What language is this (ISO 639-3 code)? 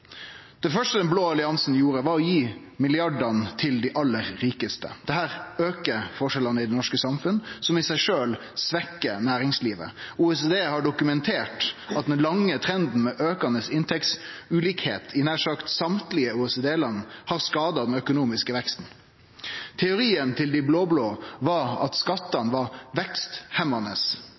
nno